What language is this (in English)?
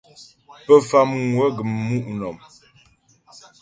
Ghomala